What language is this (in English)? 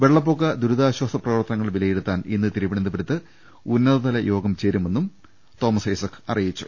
Malayalam